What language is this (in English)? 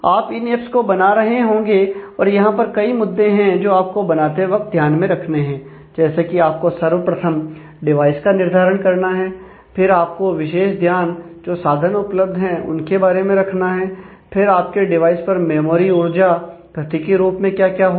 Hindi